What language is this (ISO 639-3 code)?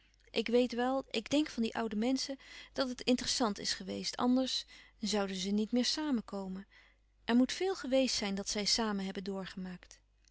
nld